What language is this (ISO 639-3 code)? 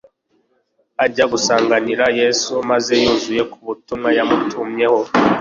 kin